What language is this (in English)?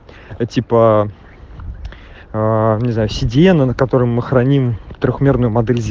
Russian